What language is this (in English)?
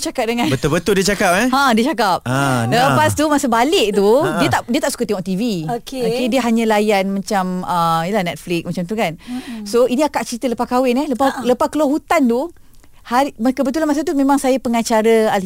Malay